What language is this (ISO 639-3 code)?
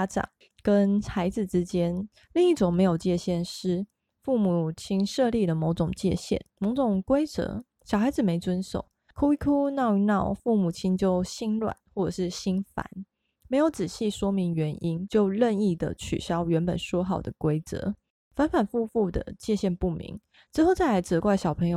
zho